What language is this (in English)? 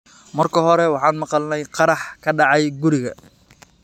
Somali